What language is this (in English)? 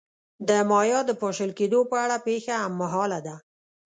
Pashto